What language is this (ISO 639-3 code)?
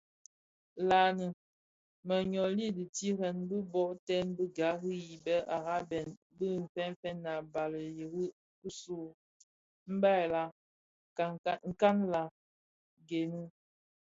ksf